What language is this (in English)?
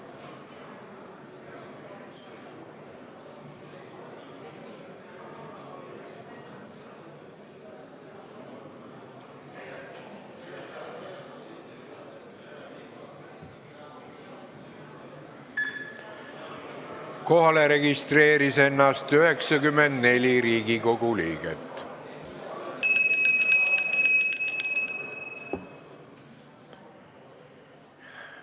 Estonian